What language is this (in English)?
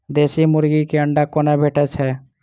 Maithili